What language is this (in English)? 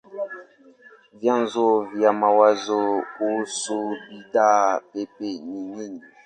Swahili